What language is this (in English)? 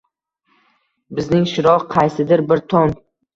Uzbek